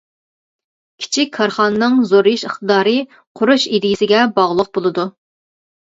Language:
Uyghur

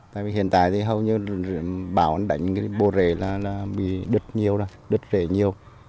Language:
Vietnamese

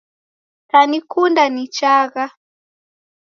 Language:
Taita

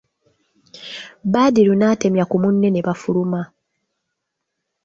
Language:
Ganda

